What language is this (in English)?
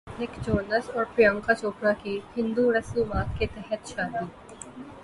Urdu